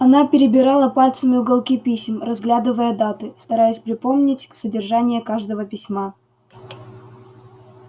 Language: Russian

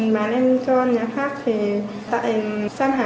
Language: Vietnamese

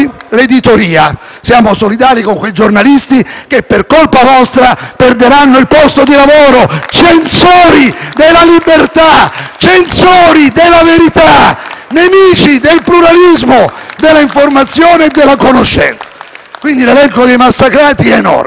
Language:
Italian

